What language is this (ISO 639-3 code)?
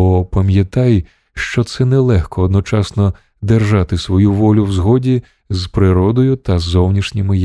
ukr